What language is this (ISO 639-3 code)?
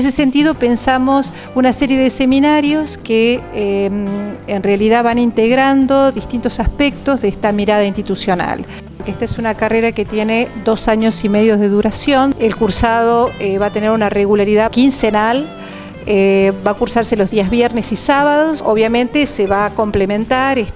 spa